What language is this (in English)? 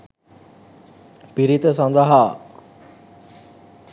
Sinhala